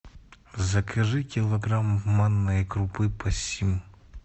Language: Russian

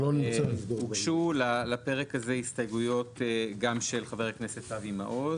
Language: Hebrew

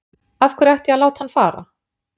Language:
Icelandic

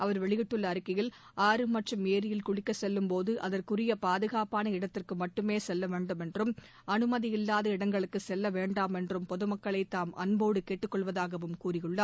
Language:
Tamil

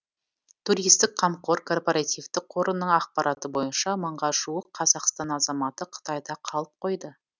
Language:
Kazakh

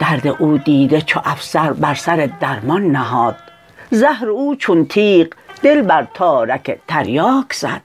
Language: Persian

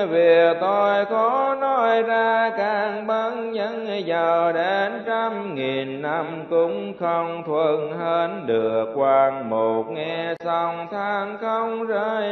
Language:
Vietnamese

